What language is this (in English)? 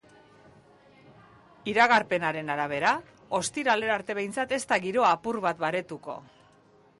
Basque